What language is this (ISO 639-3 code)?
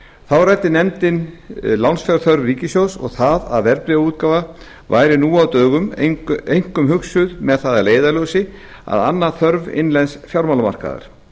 isl